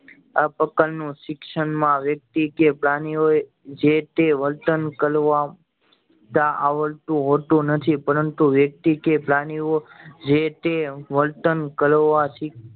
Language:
Gujarati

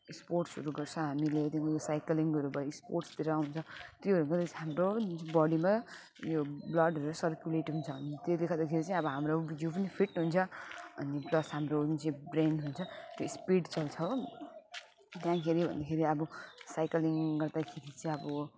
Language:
Nepali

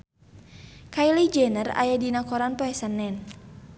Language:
Sundanese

